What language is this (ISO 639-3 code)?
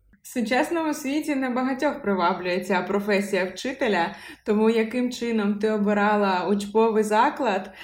ukr